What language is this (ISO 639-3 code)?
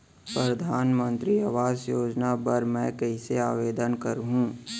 hne